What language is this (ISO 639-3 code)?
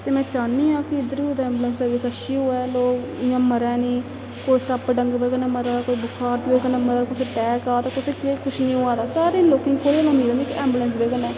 doi